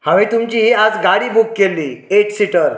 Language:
Konkani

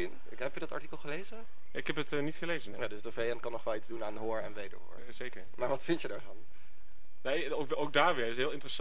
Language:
Dutch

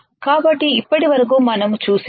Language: Telugu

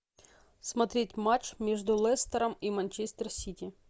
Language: Russian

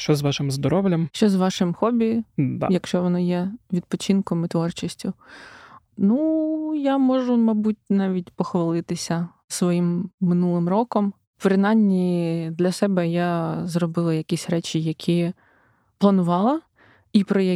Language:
Ukrainian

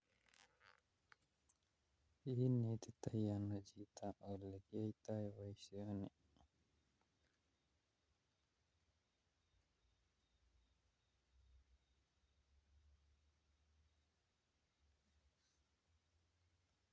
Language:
Kalenjin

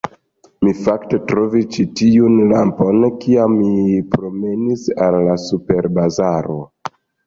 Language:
Esperanto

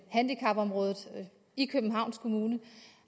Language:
Danish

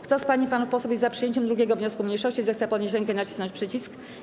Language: Polish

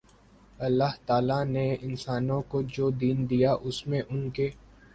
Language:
Urdu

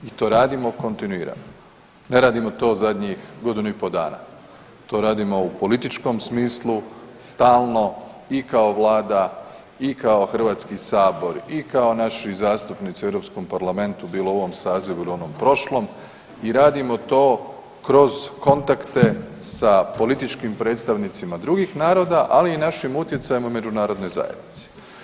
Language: Croatian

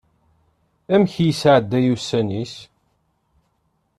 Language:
Kabyle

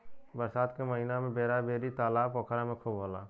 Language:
Bhojpuri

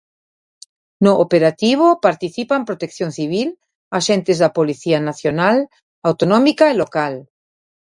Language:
Galician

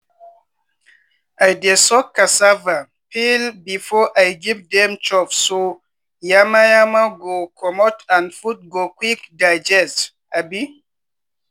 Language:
Nigerian Pidgin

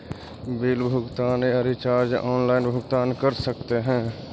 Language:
Magahi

